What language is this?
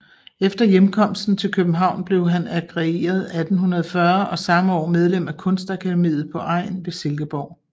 Danish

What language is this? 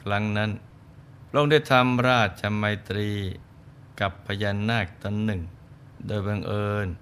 Thai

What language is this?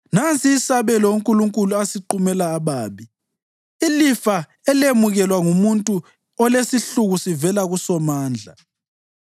North Ndebele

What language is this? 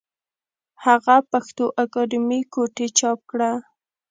Pashto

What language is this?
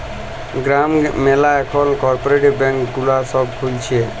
Bangla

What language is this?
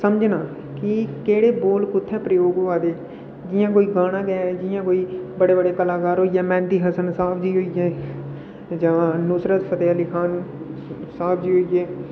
Dogri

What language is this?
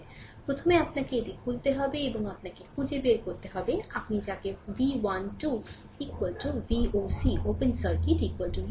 Bangla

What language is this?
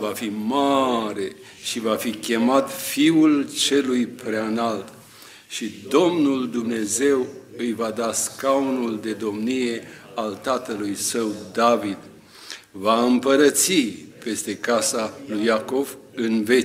Romanian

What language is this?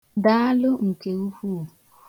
Igbo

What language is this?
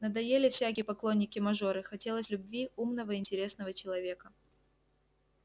Russian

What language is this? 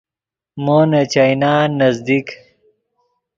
Yidgha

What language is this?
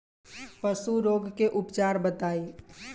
Bhojpuri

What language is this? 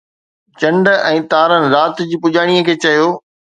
Sindhi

